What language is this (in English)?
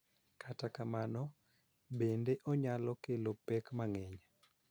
Luo (Kenya and Tanzania)